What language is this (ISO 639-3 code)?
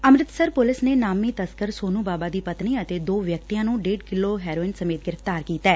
pan